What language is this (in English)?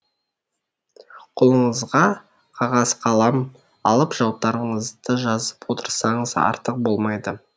Kazakh